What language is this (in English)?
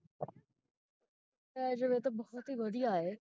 Punjabi